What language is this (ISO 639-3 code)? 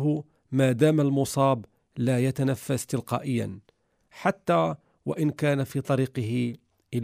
ara